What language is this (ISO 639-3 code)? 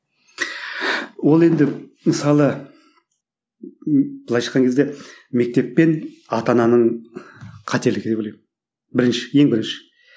kaz